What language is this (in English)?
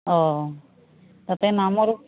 Assamese